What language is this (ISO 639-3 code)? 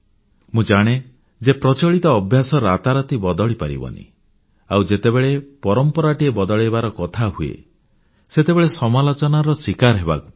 ori